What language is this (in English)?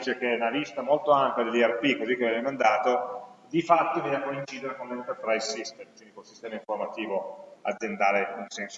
Italian